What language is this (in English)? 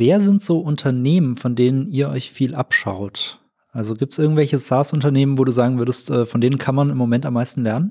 German